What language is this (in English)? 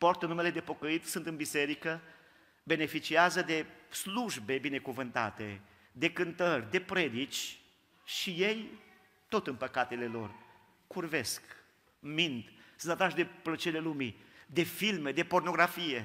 Romanian